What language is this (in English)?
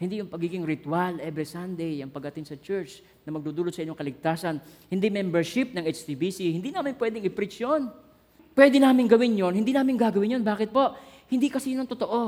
Filipino